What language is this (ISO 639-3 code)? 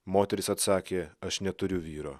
lit